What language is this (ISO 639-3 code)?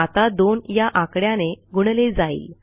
mar